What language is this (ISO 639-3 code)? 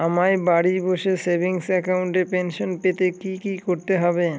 ben